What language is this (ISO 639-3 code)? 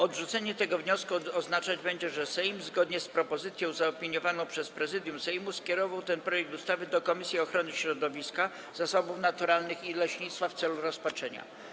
pol